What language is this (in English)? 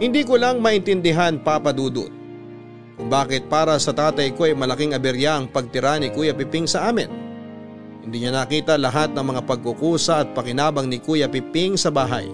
Filipino